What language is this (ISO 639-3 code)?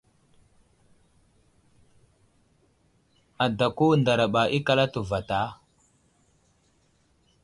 udl